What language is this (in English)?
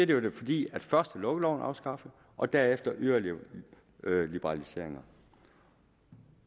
Danish